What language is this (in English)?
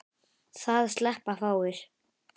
Icelandic